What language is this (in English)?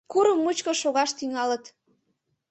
Mari